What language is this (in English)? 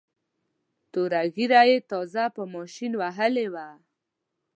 Pashto